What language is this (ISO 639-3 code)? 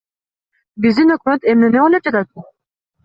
kir